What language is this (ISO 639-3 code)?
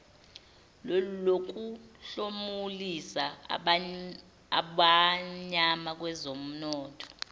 zul